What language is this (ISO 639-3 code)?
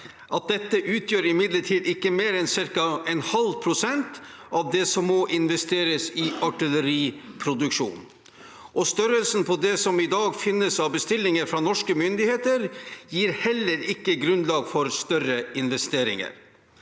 nor